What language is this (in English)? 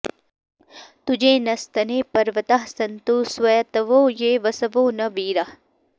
Sanskrit